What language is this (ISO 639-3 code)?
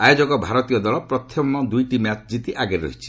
ori